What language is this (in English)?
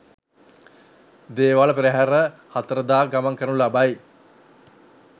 Sinhala